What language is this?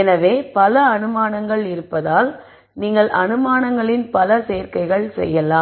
Tamil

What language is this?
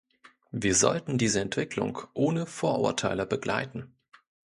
German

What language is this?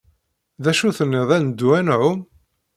Kabyle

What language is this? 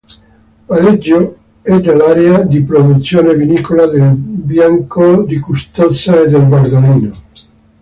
Italian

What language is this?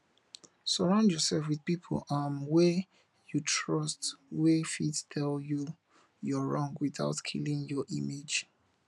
Nigerian Pidgin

